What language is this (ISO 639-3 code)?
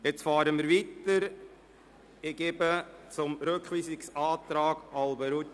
gsw